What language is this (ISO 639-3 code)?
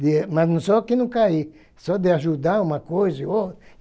por